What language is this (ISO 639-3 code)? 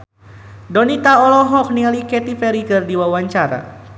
sun